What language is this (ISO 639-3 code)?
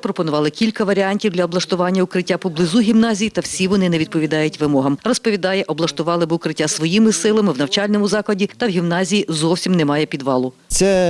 ukr